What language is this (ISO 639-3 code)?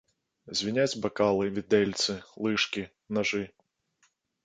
bel